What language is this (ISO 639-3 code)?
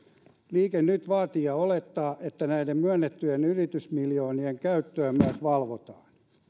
fin